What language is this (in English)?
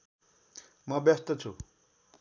Nepali